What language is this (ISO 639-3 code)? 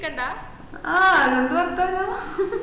mal